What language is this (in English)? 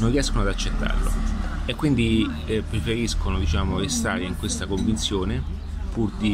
Italian